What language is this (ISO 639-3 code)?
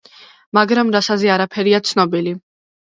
kat